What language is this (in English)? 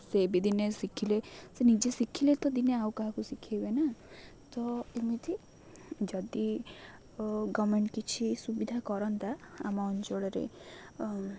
Odia